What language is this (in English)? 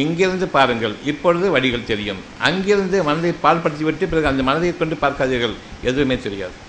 Tamil